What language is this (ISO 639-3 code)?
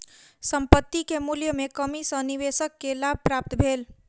mai